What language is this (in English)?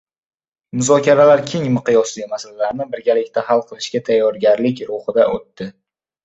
Uzbek